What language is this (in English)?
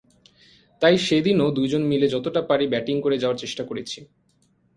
Bangla